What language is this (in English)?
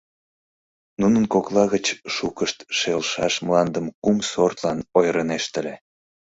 Mari